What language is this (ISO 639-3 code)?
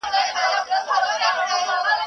pus